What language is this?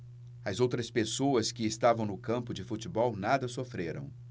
Portuguese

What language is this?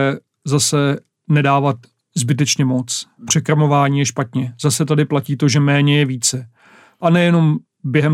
Czech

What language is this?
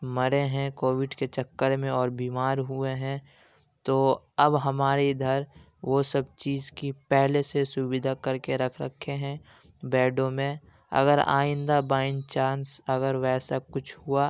Urdu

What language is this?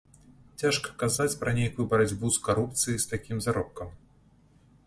Belarusian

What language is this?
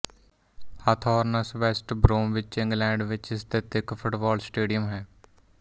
Punjabi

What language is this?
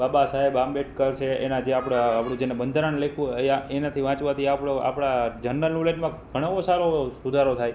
Gujarati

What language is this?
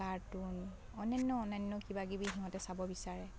Assamese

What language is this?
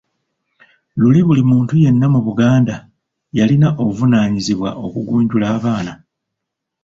Ganda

